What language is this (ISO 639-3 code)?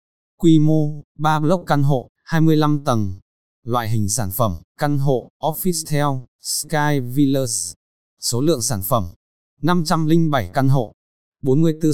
vie